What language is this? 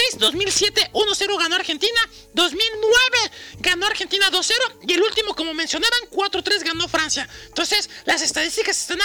Spanish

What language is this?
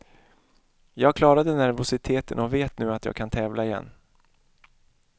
Swedish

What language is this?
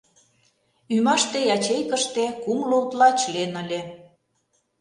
Mari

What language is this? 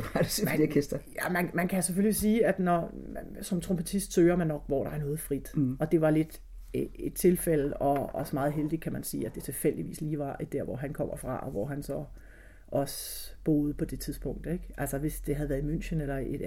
Danish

